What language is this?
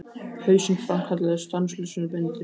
Icelandic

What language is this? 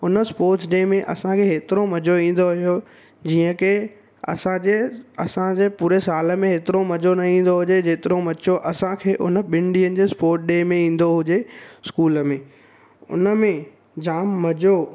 Sindhi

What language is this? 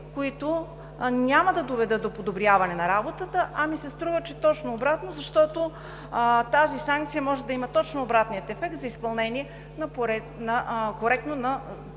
Bulgarian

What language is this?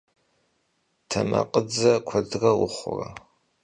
Kabardian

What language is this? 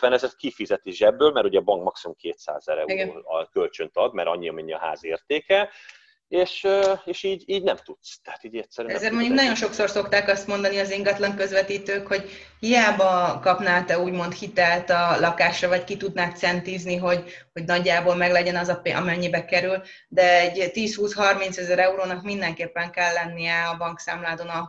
Hungarian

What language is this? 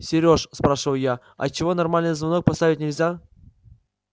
Russian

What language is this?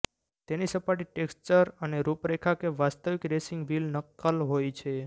Gujarati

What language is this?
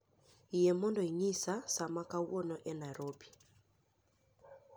Luo (Kenya and Tanzania)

